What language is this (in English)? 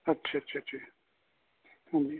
Punjabi